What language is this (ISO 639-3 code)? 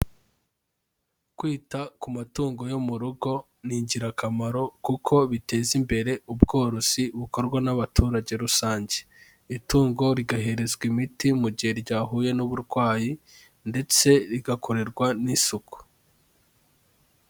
kin